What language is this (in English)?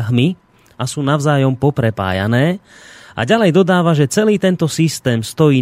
Slovak